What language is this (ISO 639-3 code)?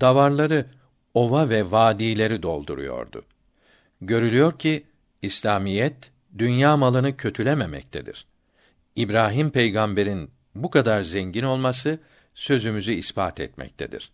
tur